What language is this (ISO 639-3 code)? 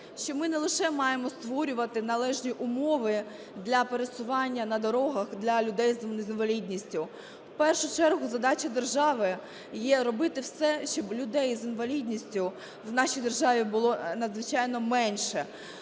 ukr